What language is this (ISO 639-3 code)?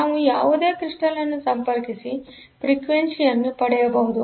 kan